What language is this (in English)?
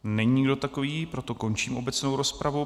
Czech